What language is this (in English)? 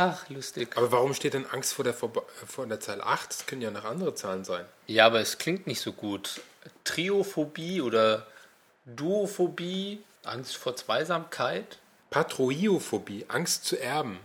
German